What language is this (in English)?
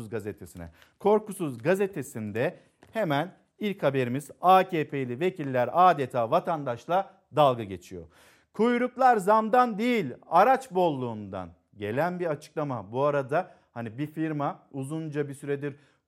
Turkish